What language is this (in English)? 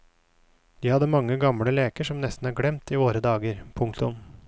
Norwegian